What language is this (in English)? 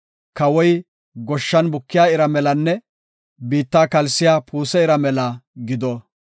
Gofa